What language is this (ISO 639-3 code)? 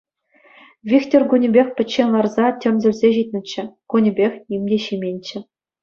chv